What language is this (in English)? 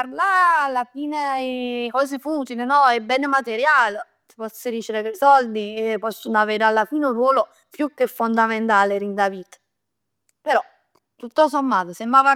Neapolitan